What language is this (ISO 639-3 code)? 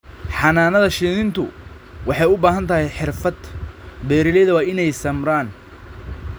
som